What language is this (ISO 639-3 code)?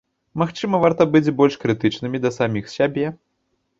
bel